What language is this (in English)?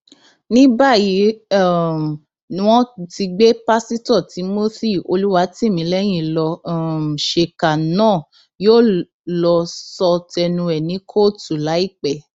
Yoruba